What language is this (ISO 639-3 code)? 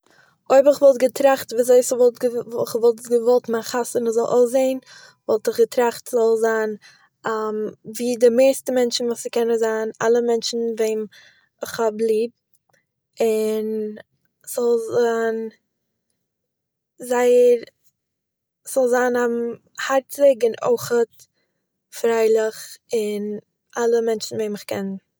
yid